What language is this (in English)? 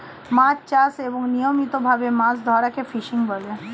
Bangla